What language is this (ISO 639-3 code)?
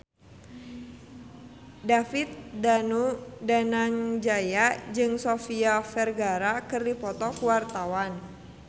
sun